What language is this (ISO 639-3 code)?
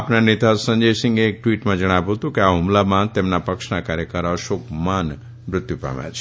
guj